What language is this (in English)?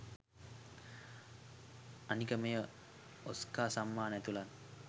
Sinhala